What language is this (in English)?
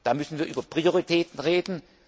German